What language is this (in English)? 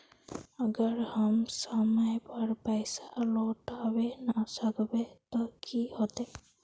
Magahi